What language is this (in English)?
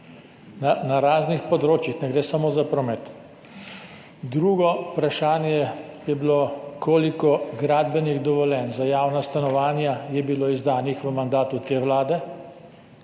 Slovenian